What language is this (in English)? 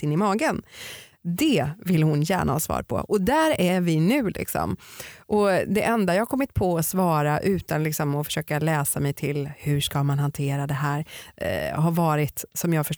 Swedish